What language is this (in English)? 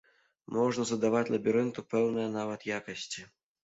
Belarusian